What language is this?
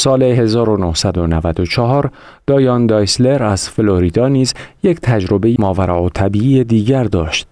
Persian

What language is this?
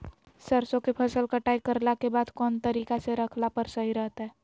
Magahi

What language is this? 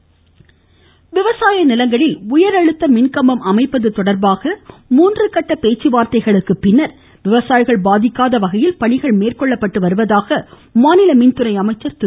Tamil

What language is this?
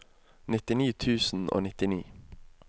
Norwegian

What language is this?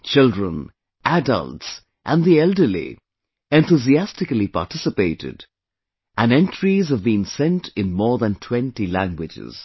English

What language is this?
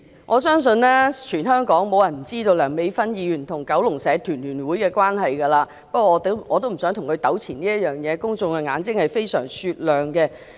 Cantonese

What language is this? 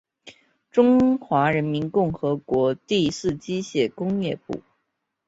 Chinese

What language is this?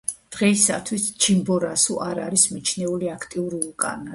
Georgian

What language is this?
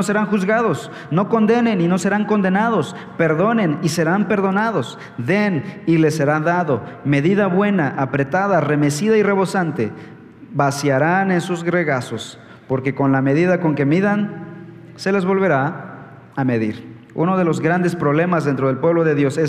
Spanish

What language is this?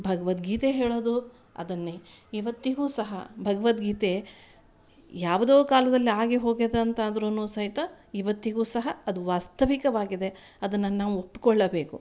Kannada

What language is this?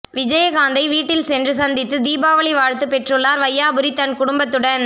Tamil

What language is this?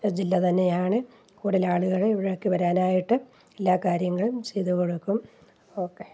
Malayalam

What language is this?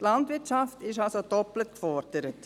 Swiss German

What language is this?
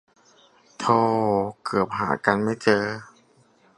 Thai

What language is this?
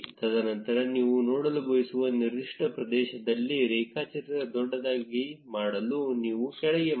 Kannada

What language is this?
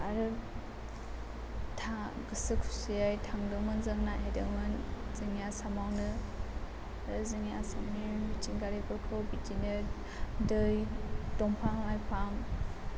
Bodo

